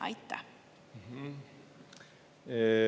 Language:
Estonian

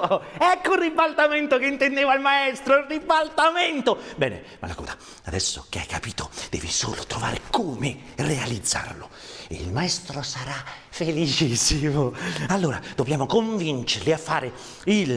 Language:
Italian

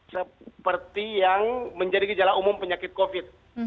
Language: Indonesian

